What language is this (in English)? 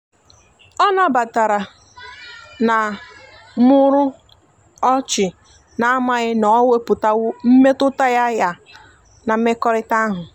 Igbo